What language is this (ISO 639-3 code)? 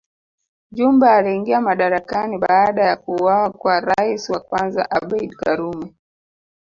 swa